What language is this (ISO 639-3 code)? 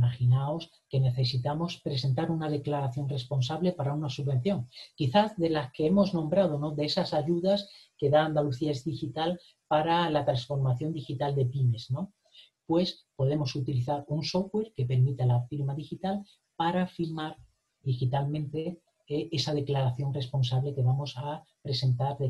spa